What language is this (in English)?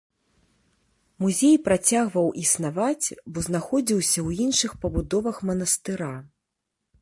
Belarusian